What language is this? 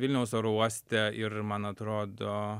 Lithuanian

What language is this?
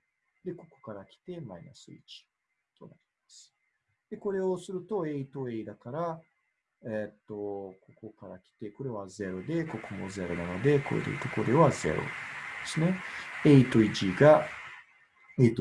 Japanese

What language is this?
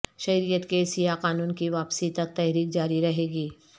Urdu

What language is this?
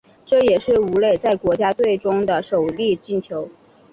Chinese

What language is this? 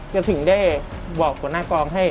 Thai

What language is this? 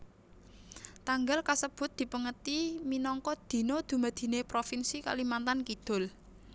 Javanese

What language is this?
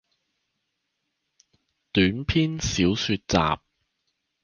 Chinese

